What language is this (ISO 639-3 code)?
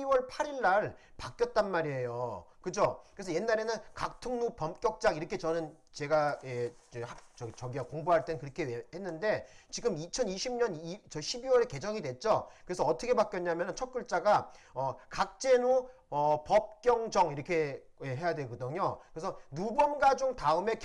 kor